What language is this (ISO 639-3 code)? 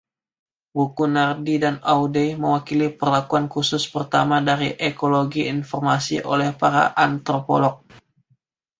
ind